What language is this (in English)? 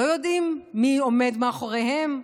Hebrew